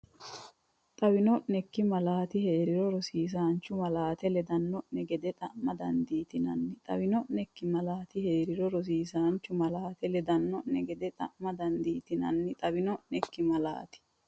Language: Sidamo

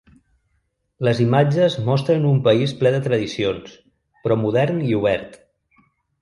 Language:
Catalan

